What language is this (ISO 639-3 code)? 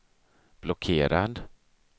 swe